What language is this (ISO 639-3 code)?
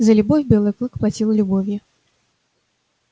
rus